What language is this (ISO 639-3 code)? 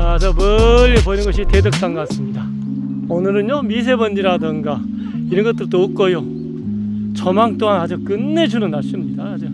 kor